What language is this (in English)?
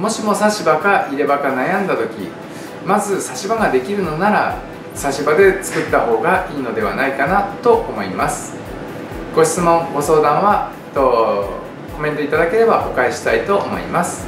Japanese